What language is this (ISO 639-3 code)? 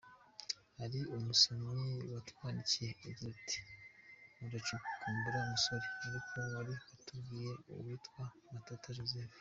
kin